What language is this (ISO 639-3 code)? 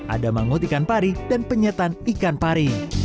ind